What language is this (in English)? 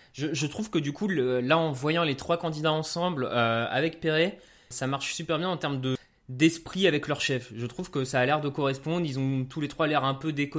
French